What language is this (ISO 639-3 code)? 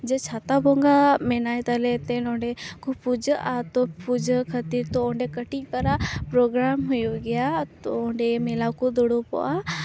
sat